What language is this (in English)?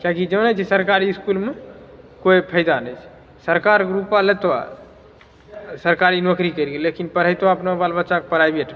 Maithili